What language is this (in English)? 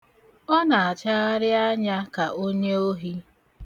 Igbo